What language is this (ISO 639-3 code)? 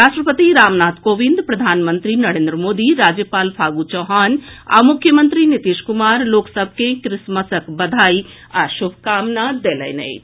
mai